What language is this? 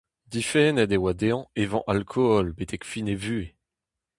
Breton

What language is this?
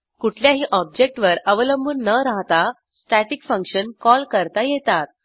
Marathi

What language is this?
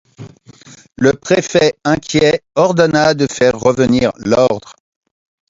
French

